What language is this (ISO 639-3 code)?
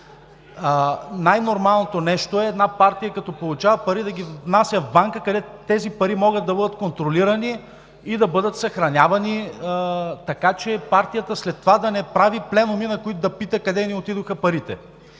bul